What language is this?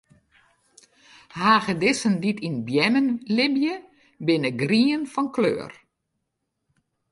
Western Frisian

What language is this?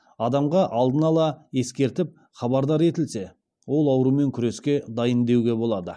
Kazakh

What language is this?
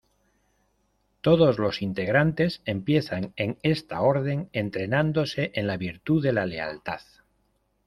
Spanish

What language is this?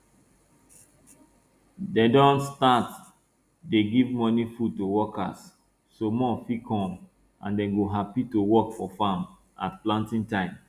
Nigerian Pidgin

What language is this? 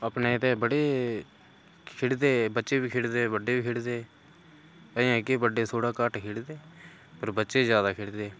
Dogri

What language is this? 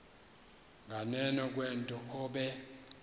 Xhosa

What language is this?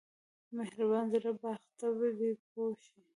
Pashto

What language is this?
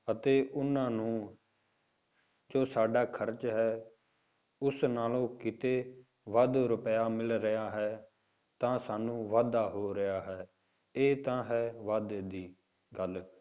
Punjabi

